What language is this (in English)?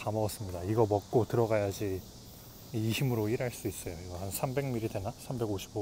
Korean